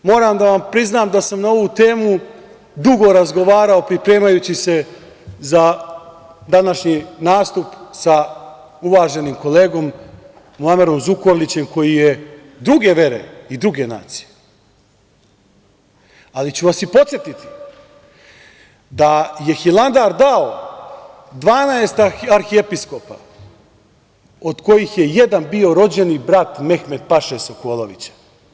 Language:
Serbian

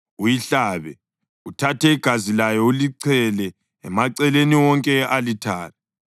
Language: North Ndebele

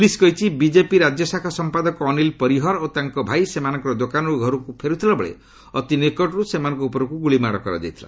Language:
Odia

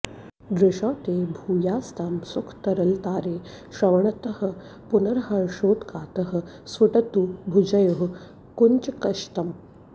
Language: Sanskrit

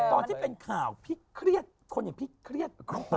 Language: Thai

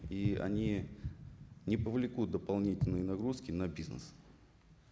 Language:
Kazakh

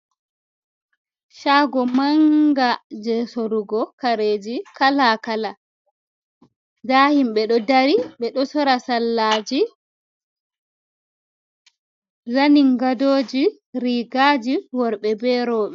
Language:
Fula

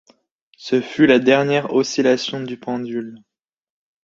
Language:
French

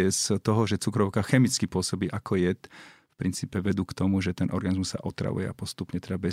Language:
Slovak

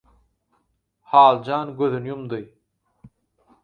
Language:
Turkmen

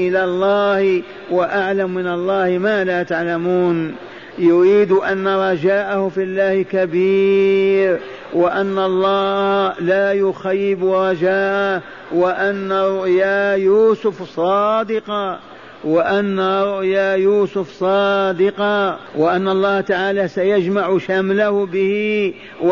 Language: Arabic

